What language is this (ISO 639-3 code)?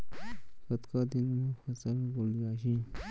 hne